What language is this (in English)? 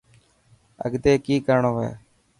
Dhatki